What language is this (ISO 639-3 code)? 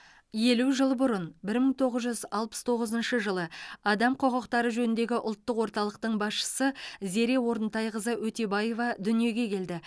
kaz